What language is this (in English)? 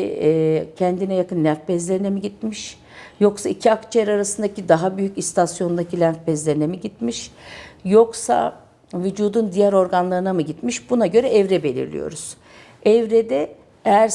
Turkish